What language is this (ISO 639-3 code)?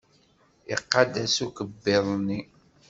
kab